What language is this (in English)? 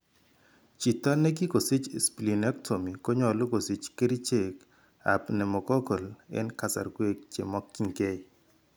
Kalenjin